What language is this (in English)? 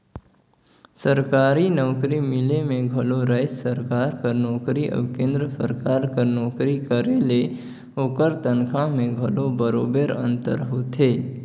Chhattisgarhi